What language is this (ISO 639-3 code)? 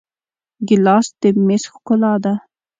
pus